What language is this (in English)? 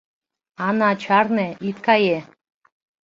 Mari